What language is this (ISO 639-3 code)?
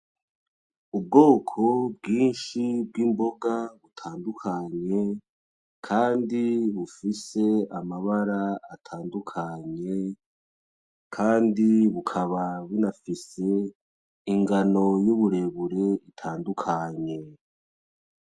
run